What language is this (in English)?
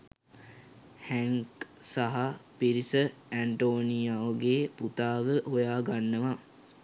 Sinhala